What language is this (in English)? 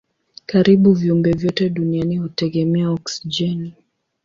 Swahili